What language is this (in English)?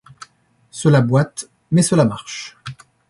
French